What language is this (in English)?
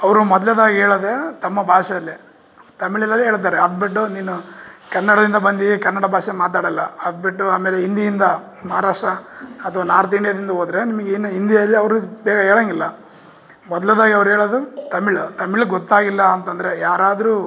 Kannada